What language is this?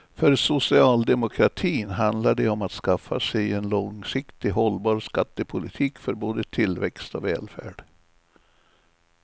Swedish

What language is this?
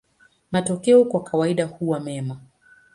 Swahili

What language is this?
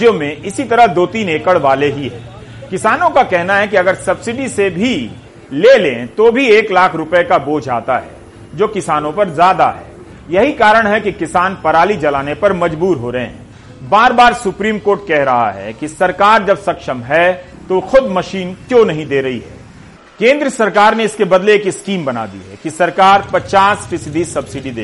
Hindi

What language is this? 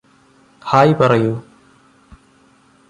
Malayalam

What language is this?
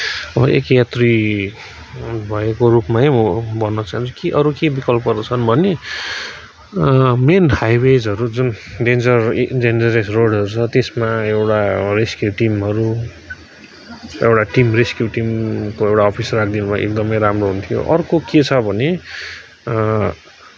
Nepali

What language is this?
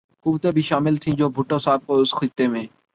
Urdu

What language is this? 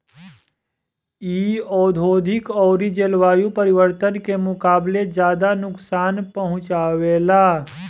Bhojpuri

